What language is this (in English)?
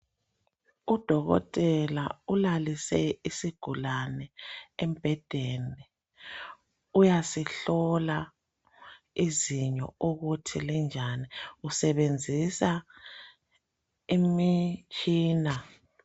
North Ndebele